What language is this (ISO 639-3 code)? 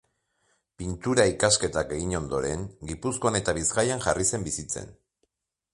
eus